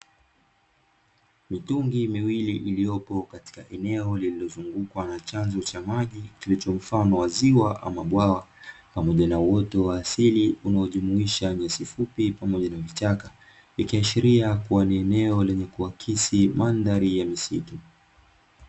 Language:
Swahili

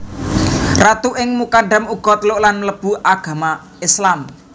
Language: Javanese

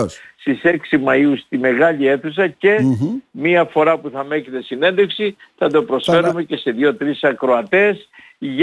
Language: Greek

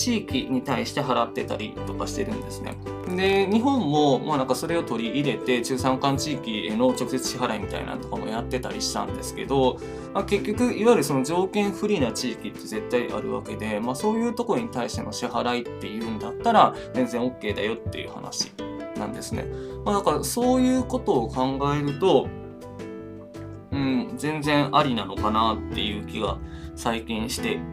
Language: Japanese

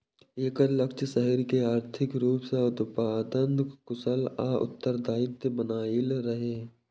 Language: Maithili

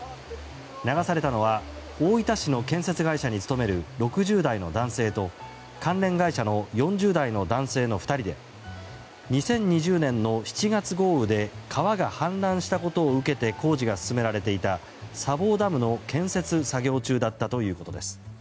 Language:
Japanese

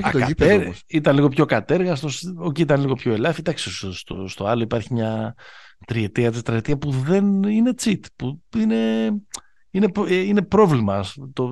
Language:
Greek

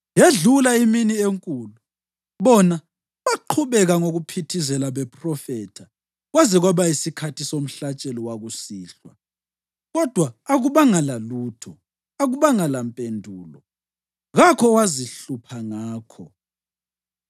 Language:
North Ndebele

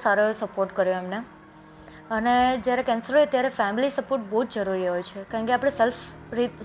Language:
Gujarati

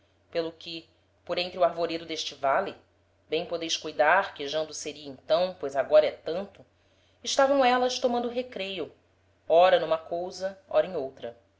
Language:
Portuguese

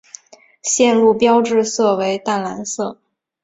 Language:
Chinese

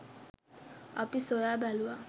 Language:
Sinhala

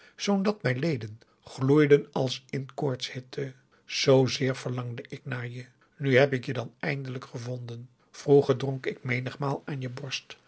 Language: Dutch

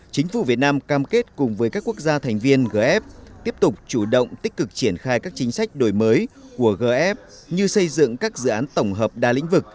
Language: Vietnamese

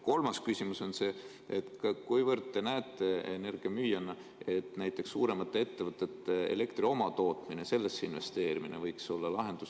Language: Estonian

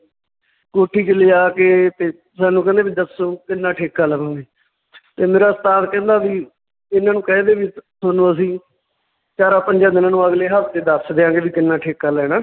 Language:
Punjabi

